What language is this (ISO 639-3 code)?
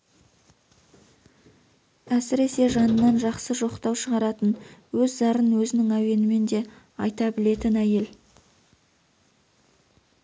kaz